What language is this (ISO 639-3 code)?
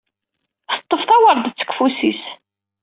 kab